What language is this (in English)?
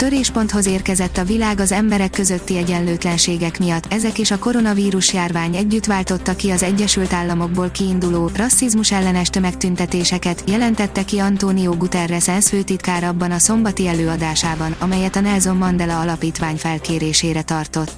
Hungarian